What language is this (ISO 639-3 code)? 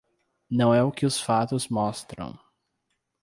por